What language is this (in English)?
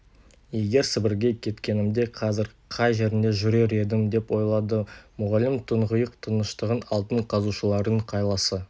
Kazakh